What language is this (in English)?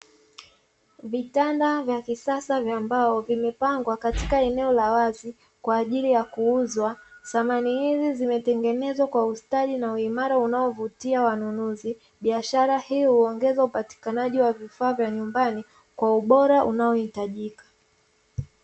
Swahili